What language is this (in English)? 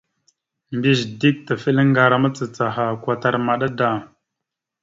Mada (Cameroon)